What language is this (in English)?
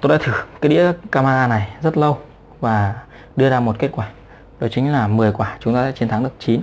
Vietnamese